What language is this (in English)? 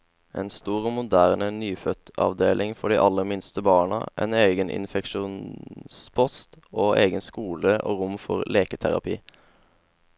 Norwegian